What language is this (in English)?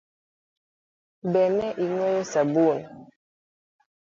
Luo (Kenya and Tanzania)